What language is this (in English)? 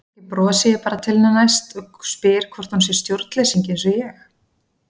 Icelandic